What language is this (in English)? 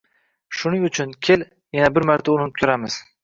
Uzbek